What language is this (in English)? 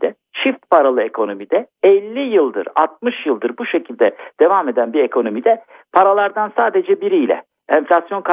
Turkish